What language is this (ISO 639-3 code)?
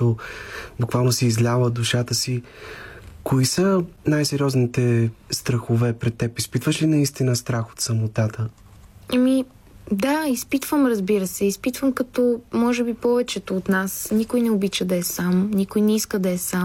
bul